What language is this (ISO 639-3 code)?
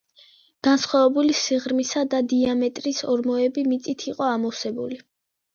kat